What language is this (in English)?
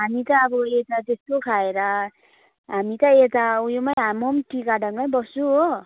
Nepali